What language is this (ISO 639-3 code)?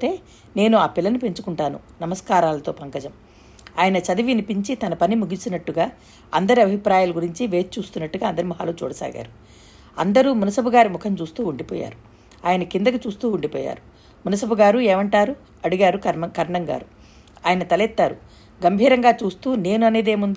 tel